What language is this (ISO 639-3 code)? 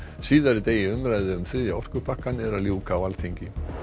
isl